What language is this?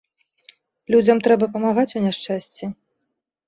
Belarusian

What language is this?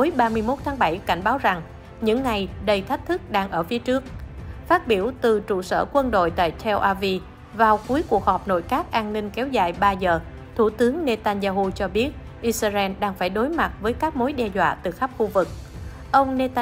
Vietnamese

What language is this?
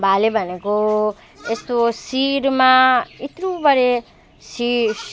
Nepali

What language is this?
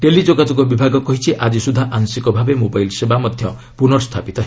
Odia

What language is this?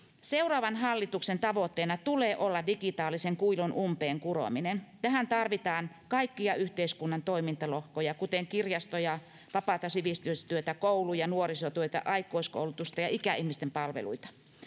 Finnish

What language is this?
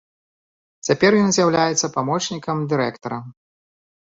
Belarusian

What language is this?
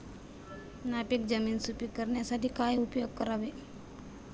Marathi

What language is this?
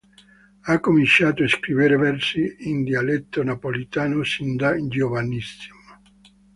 Italian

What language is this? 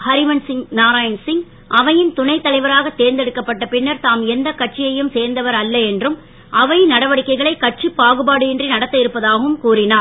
Tamil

